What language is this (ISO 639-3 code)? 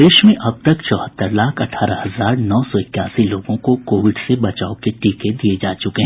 hin